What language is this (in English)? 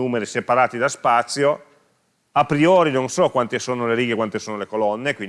Italian